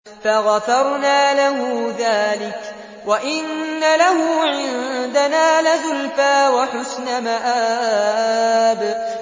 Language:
Arabic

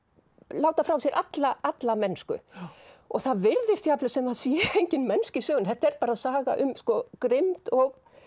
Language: Icelandic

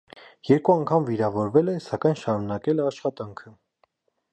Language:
Armenian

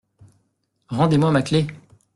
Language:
French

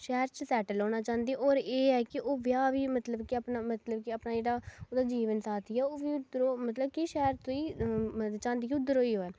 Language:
Dogri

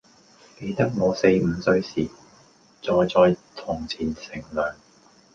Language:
Cantonese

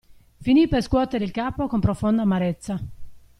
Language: Italian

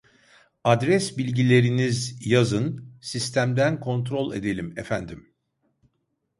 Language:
Turkish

